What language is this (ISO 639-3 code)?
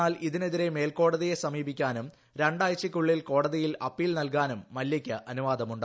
mal